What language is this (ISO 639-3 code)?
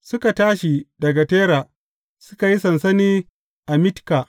hau